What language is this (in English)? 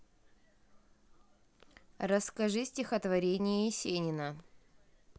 Russian